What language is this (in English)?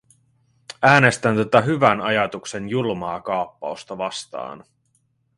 Finnish